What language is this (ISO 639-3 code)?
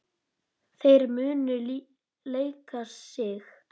isl